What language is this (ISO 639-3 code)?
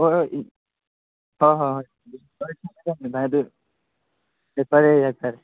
mni